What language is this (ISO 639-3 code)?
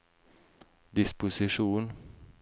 nor